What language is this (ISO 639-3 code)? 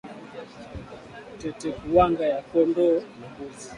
swa